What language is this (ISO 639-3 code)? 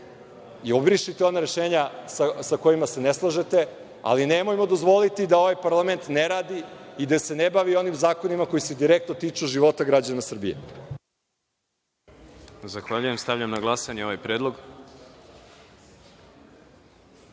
srp